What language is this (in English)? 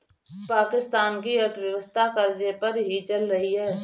Hindi